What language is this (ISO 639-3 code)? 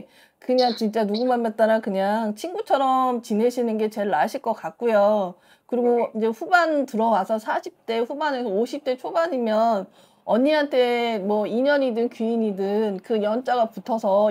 kor